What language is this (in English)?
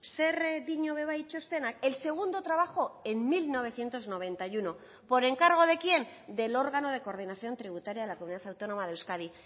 Spanish